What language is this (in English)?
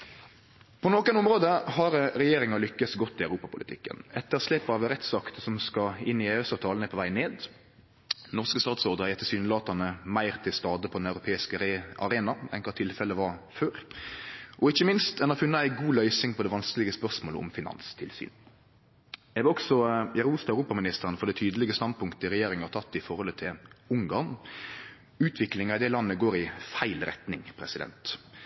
Norwegian Nynorsk